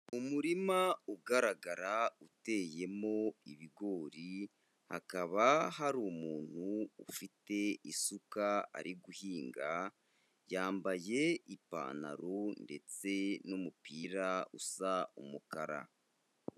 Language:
Kinyarwanda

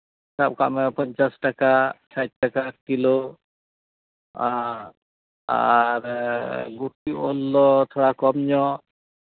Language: Santali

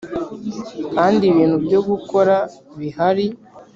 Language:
Kinyarwanda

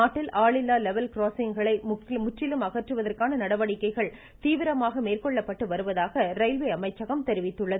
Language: Tamil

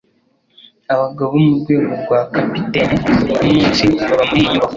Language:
Kinyarwanda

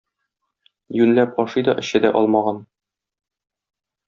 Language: Tatar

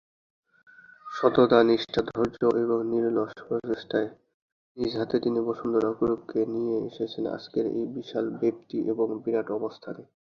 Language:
Bangla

